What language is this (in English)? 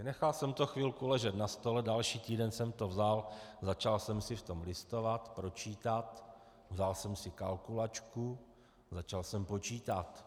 Czech